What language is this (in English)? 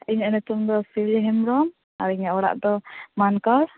Santali